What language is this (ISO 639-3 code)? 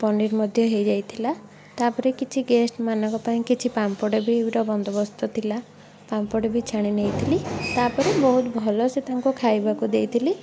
ori